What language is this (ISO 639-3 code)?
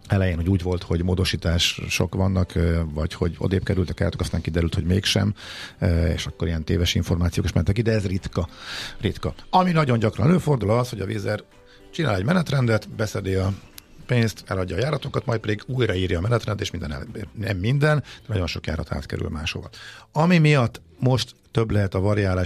hun